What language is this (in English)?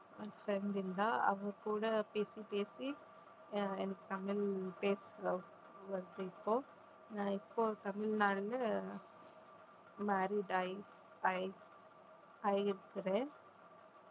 Tamil